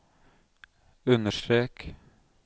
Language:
Norwegian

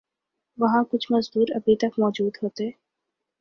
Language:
Urdu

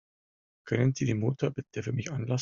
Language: German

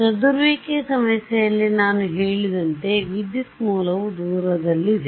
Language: Kannada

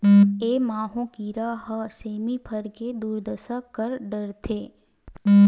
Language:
Chhattisgarhi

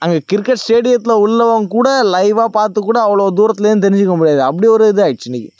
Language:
Tamil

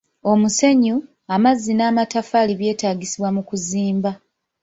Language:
Ganda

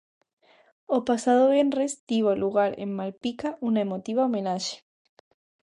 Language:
Galician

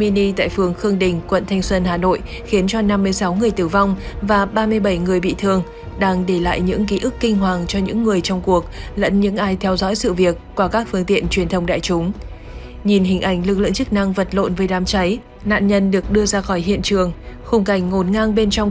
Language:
Vietnamese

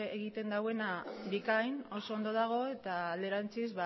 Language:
Basque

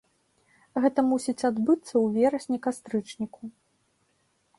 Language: Belarusian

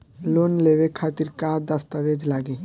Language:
Bhojpuri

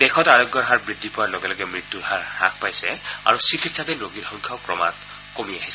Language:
Assamese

